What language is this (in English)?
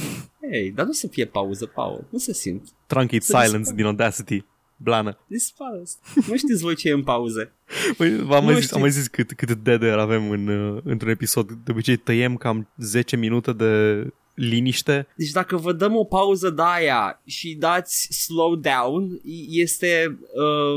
Romanian